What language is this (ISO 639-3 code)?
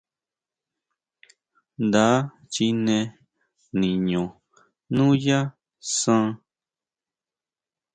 mau